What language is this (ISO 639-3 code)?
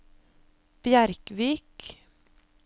nor